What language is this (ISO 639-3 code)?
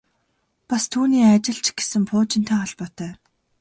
mon